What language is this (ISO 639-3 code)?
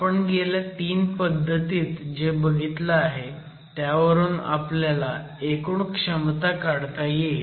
mar